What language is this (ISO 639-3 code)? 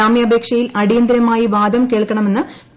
mal